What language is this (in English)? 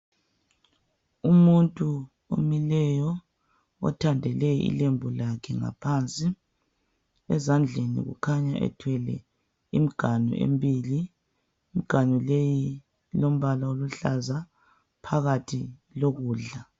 North Ndebele